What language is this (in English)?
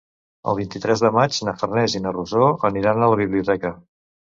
Catalan